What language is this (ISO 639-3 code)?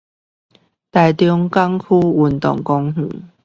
zho